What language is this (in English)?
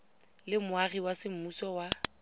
Tswana